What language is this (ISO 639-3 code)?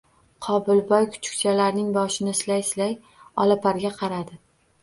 uzb